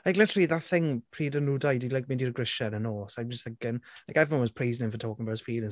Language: Welsh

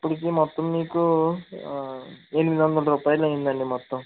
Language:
Telugu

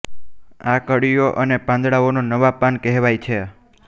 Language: Gujarati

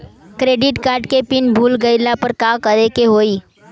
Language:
Bhojpuri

